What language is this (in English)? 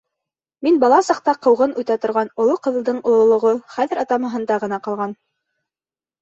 Bashkir